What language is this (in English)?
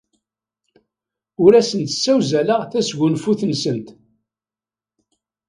Kabyle